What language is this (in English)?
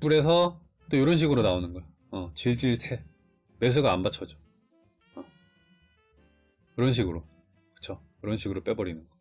Korean